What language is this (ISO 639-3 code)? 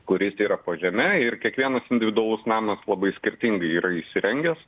lit